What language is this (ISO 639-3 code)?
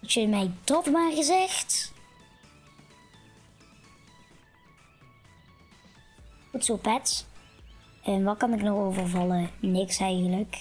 nld